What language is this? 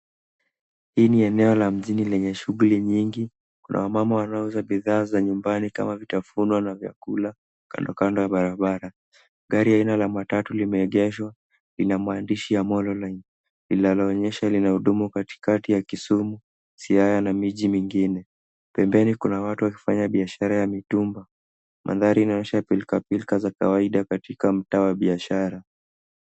Swahili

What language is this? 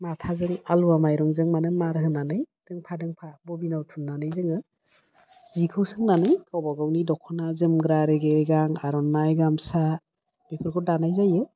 Bodo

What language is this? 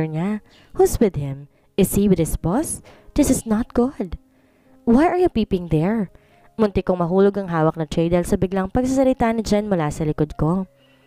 Filipino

